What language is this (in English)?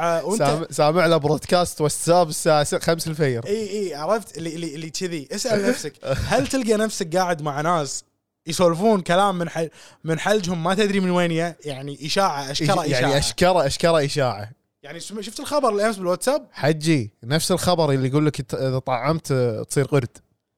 Arabic